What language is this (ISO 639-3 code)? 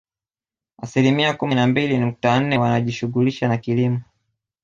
swa